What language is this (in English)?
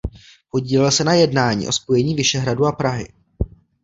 Czech